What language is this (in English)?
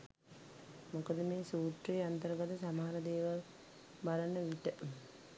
Sinhala